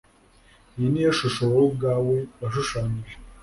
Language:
Kinyarwanda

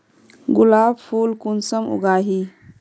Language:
Magahi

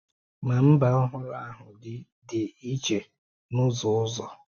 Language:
Igbo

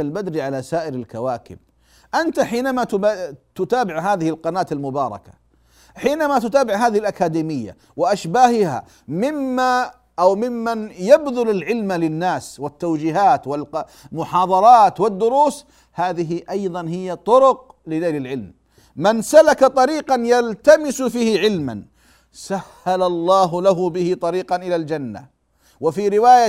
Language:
Arabic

